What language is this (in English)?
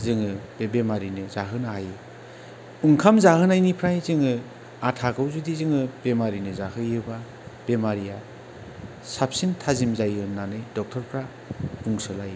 Bodo